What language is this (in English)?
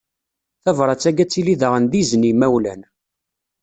Kabyle